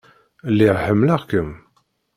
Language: Kabyle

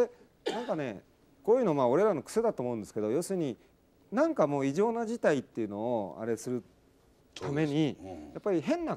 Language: Japanese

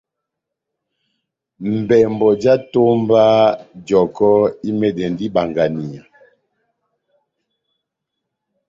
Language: Batanga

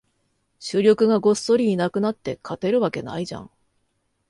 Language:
Japanese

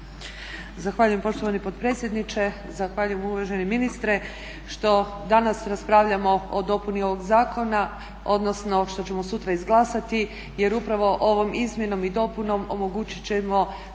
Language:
Croatian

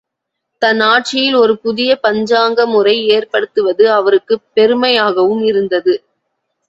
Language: Tamil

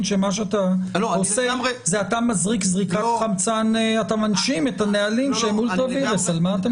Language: Hebrew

